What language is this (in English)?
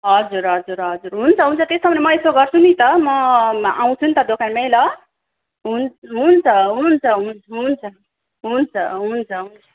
Nepali